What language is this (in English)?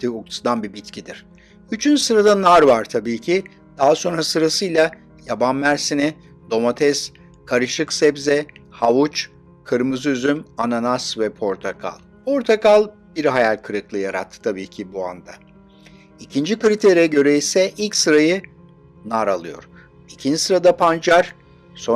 Turkish